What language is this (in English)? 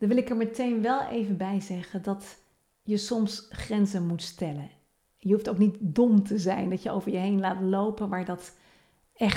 Dutch